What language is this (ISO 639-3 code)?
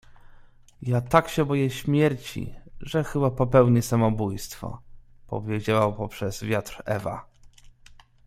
pol